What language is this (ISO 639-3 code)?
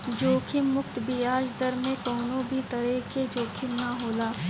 bho